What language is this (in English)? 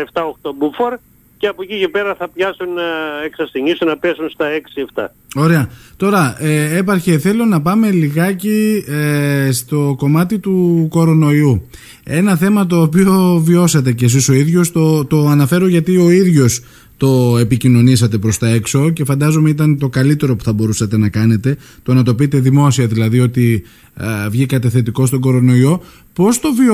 Greek